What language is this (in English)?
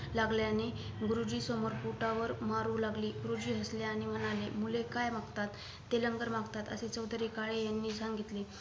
Marathi